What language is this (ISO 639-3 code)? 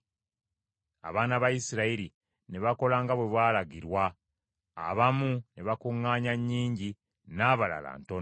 lug